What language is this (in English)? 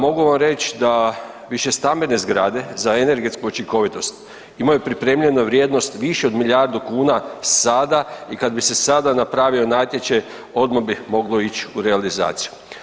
Croatian